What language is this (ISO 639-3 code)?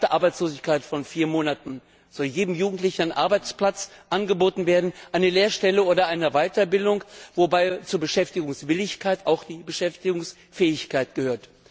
deu